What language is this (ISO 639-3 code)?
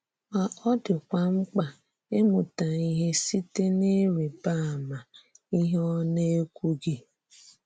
ibo